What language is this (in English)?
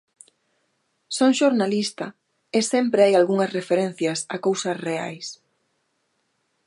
Galician